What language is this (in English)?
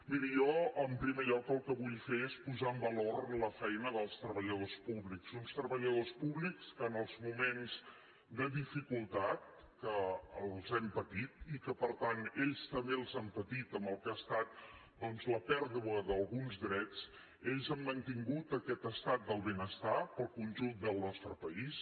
Catalan